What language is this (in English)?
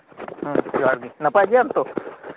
Santali